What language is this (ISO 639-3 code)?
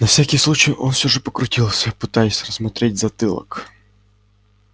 rus